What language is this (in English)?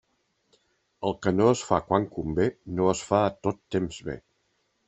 Catalan